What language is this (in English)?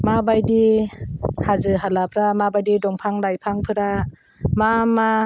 Bodo